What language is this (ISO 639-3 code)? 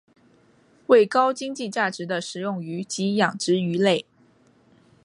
zho